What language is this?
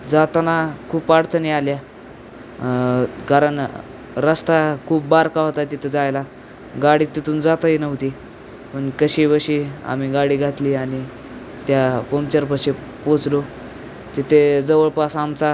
Marathi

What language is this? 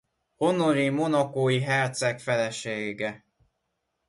Hungarian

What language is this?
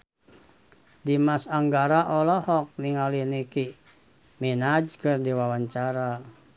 Sundanese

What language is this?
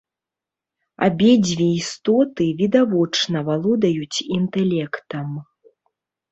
Belarusian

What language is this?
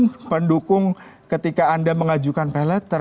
Indonesian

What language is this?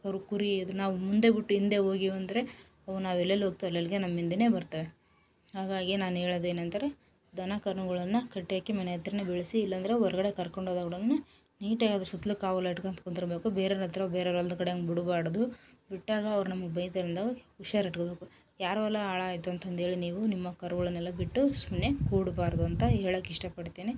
Kannada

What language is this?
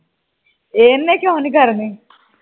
Punjabi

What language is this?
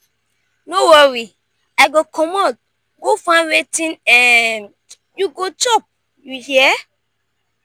Nigerian Pidgin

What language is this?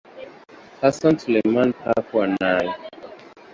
Swahili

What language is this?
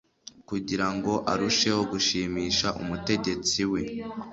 Kinyarwanda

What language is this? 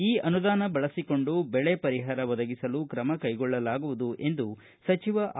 Kannada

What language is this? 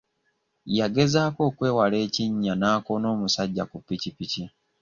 Ganda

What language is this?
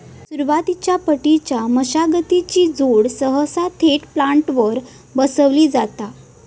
Marathi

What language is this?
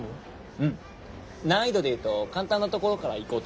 Japanese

